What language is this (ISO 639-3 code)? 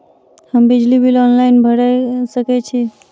mai